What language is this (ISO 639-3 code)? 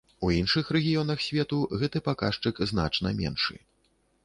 bel